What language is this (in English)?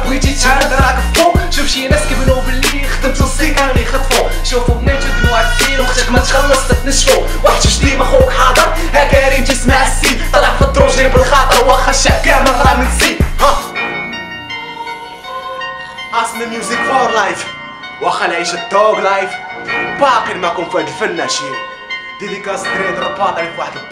Arabic